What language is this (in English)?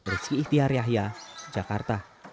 Indonesian